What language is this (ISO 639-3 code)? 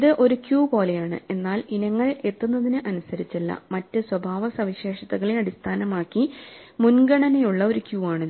mal